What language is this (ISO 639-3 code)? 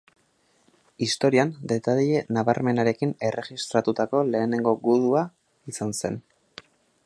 eus